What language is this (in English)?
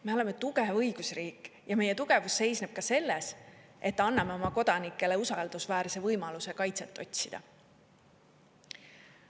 Estonian